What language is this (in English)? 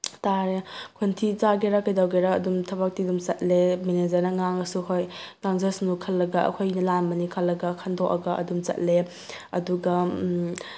Manipuri